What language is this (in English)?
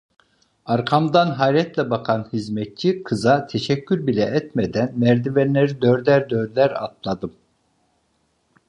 Turkish